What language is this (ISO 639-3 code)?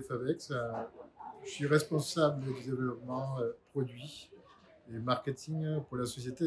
fra